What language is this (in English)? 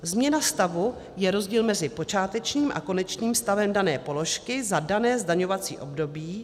Czech